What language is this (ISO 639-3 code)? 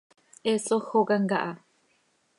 sei